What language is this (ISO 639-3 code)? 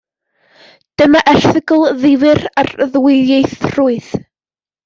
cym